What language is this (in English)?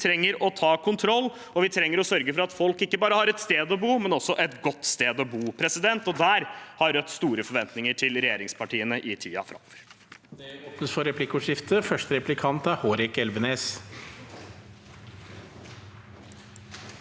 Norwegian